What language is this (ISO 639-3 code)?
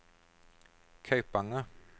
nor